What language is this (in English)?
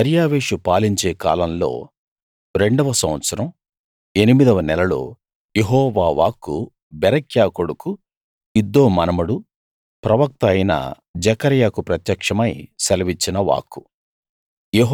Telugu